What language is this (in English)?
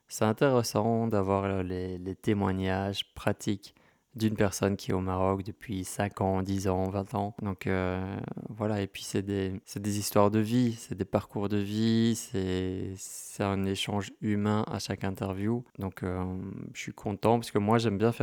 French